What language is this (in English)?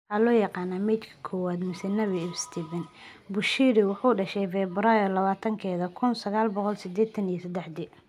Somali